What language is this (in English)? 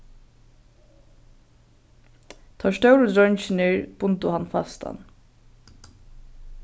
Faroese